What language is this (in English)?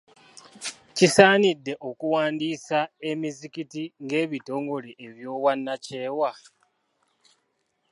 Ganda